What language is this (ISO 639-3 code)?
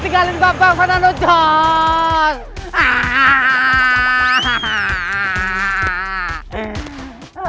ind